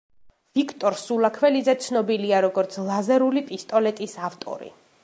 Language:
Georgian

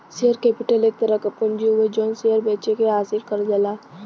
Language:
Bhojpuri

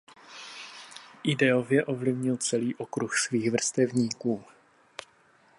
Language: Czech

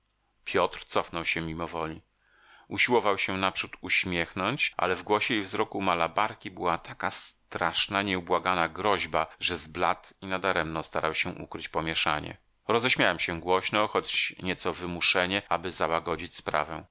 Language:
Polish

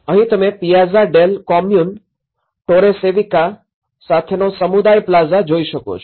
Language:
Gujarati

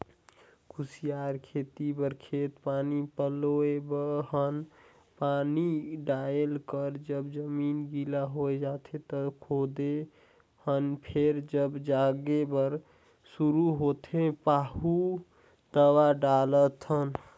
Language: Chhattisgarhi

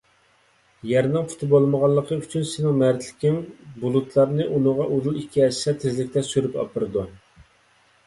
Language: Uyghur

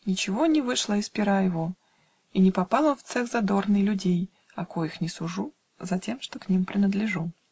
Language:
Russian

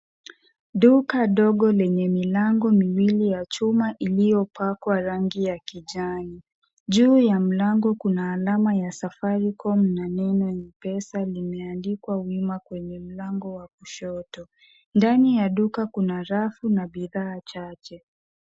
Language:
Swahili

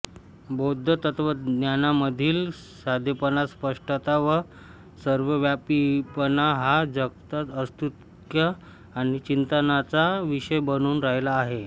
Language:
Marathi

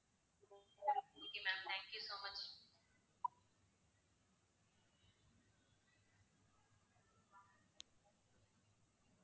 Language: Tamil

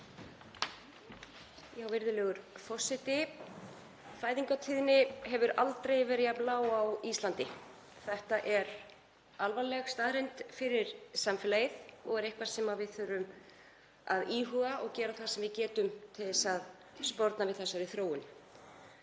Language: Icelandic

